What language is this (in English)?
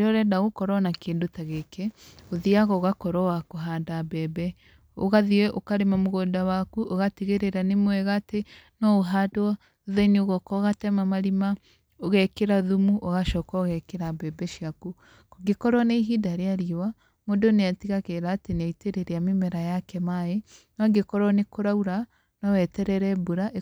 Kikuyu